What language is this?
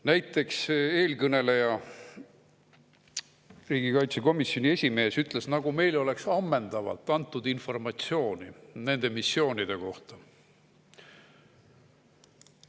Estonian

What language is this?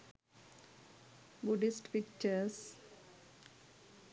Sinhala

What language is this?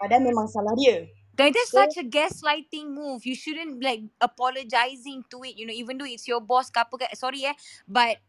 Malay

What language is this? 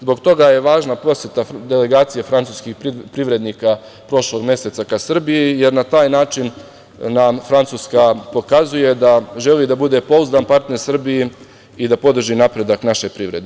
Serbian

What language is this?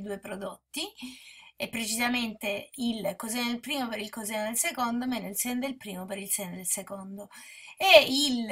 Italian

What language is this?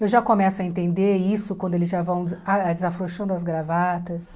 Portuguese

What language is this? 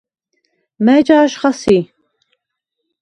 Svan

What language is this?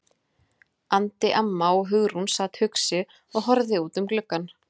Icelandic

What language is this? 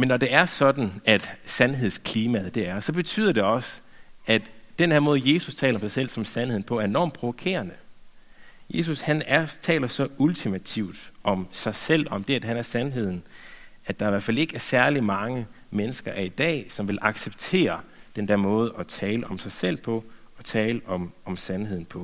Danish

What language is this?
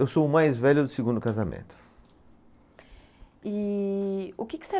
Portuguese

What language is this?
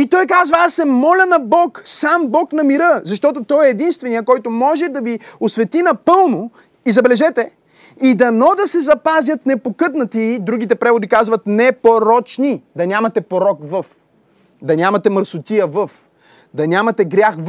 Bulgarian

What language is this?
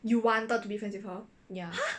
English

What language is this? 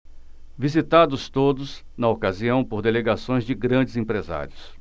Portuguese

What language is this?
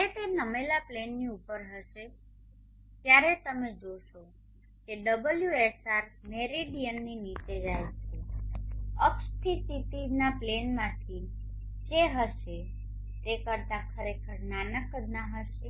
Gujarati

